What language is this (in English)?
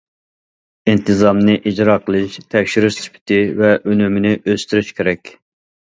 Uyghur